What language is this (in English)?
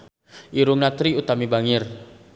Sundanese